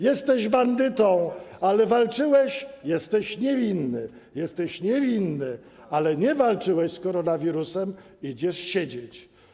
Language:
Polish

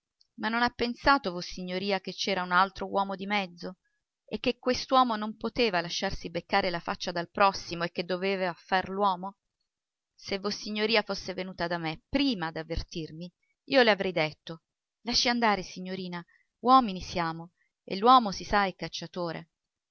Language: Italian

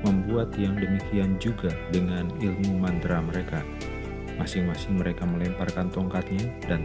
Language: Indonesian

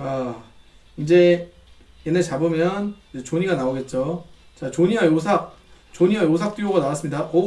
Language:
Korean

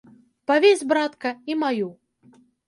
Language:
Belarusian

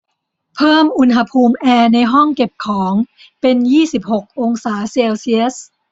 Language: Thai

